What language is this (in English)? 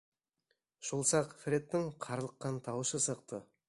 Bashkir